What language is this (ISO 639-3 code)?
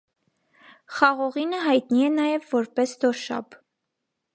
hye